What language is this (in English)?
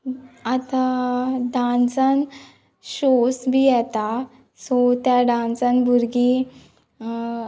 Konkani